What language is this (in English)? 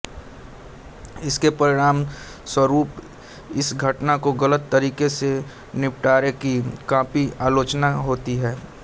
Hindi